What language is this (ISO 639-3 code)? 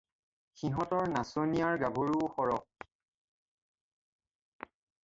asm